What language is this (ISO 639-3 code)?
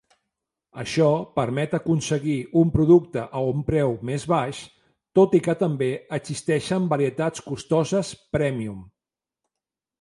cat